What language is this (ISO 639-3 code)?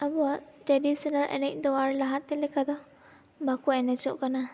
sat